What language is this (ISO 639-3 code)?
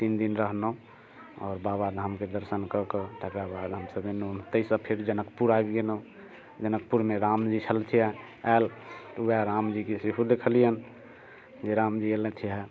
mai